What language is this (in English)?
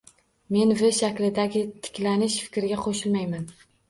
Uzbek